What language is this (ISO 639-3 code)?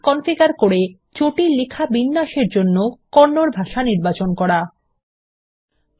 ben